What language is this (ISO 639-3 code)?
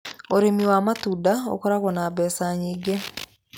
kik